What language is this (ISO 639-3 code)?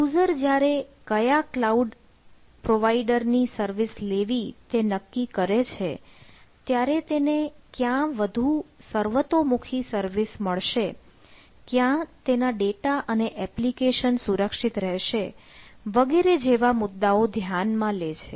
guj